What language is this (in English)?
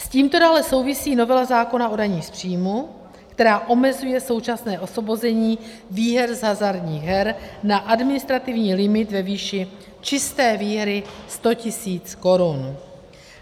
Czech